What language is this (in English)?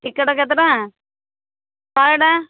Odia